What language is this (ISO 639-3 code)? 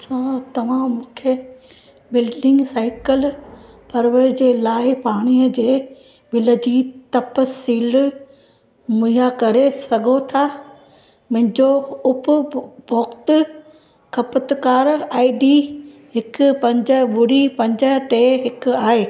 snd